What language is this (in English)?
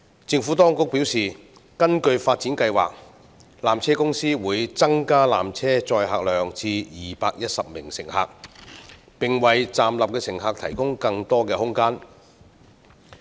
Cantonese